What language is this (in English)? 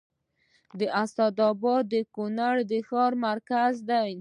Pashto